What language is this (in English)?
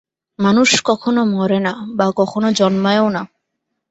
Bangla